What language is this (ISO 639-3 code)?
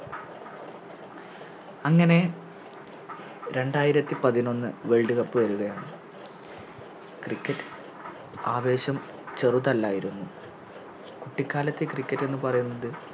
mal